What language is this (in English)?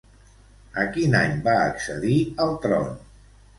Catalan